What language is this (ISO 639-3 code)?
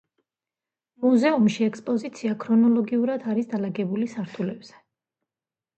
kat